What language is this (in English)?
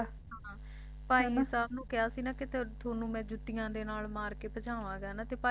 Punjabi